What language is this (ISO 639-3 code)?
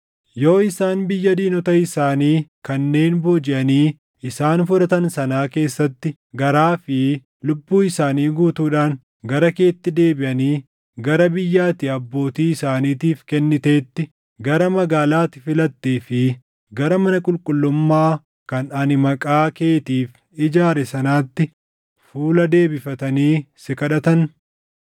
orm